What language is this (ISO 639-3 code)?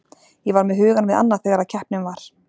isl